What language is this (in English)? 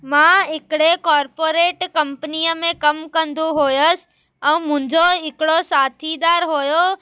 Sindhi